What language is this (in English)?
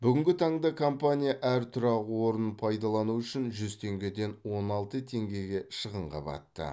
Kazakh